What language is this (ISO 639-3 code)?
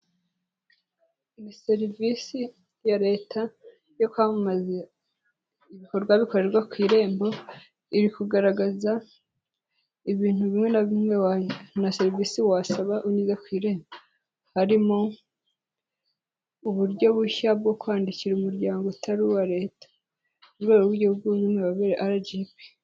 kin